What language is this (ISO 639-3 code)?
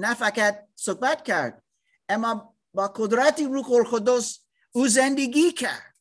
fas